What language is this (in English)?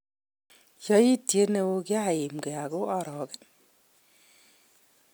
Kalenjin